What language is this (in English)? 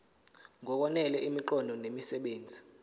Zulu